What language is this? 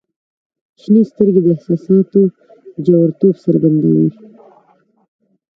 Pashto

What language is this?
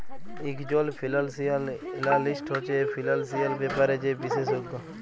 Bangla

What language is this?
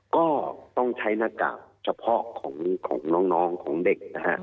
Thai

